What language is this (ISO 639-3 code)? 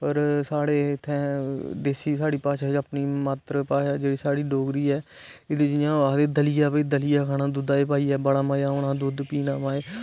doi